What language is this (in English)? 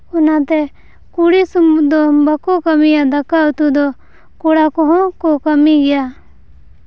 Santali